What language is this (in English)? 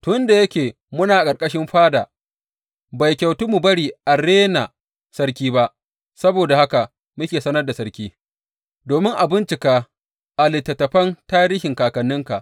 Hausa